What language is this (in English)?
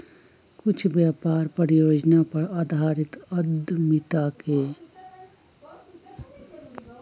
Magahi